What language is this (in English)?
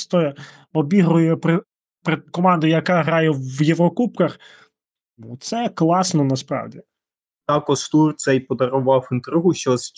Ukrainian